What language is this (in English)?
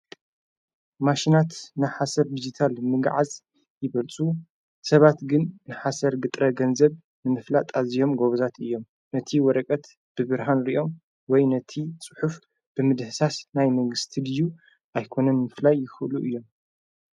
Tigrinya